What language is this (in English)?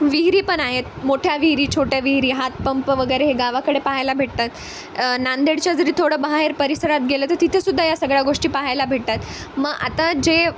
Marathi